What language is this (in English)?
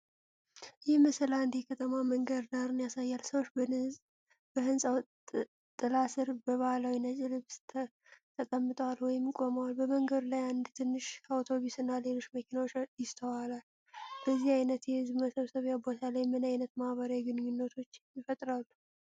Amharic